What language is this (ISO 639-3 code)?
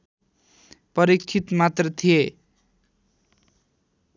nep